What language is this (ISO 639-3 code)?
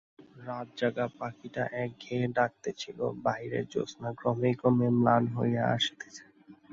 ben